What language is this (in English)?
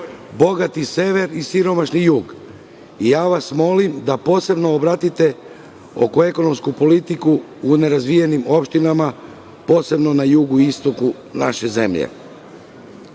Serbian